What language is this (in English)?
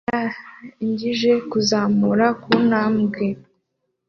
Kinyarwanda